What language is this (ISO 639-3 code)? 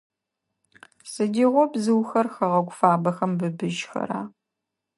ady